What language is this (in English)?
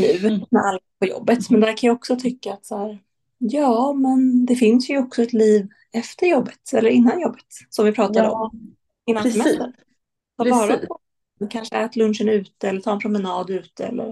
Swedish